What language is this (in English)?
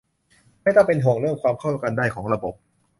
Thai